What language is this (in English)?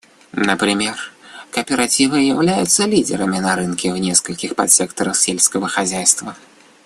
Russian